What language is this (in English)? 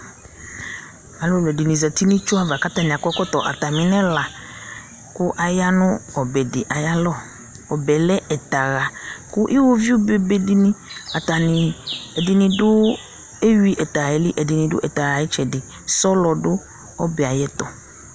Ikposo